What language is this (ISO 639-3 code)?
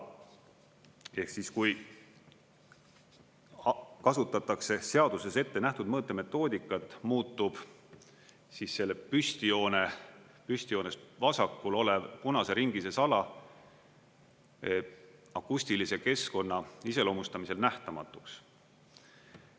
est